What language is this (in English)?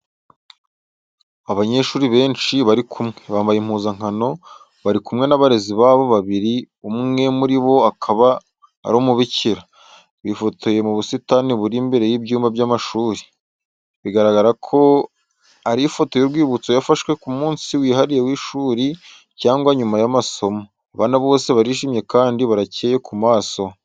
Kinyarwanda